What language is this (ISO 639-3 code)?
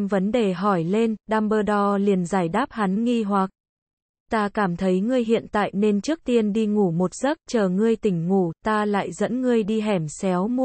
vie